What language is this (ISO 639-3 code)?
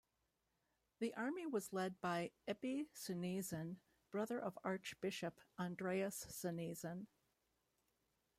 eng